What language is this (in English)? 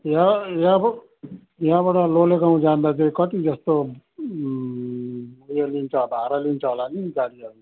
Nepali